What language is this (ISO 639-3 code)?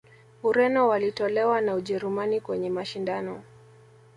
swa